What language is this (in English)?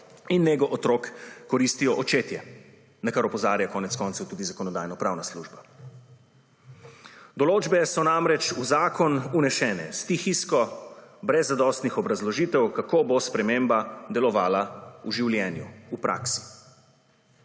Slovenian